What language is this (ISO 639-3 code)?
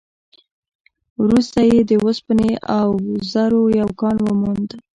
pus